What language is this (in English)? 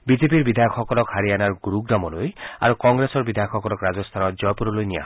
Assamese